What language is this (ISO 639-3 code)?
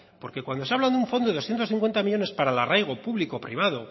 spa